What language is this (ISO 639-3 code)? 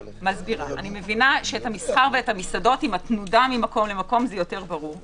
heb